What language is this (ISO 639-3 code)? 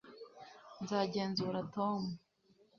kin